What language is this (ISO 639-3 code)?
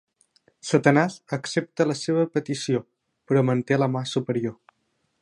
cat